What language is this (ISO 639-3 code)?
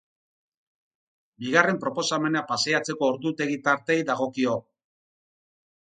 eus